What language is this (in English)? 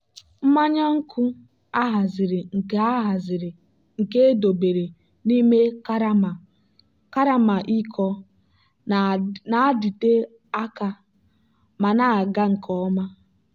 Igbo